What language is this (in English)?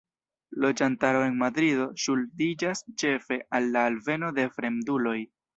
Esperanto